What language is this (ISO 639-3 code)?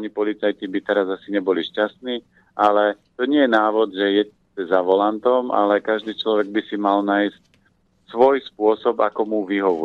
slk